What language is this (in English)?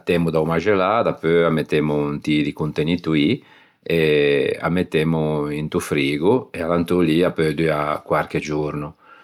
Ligurian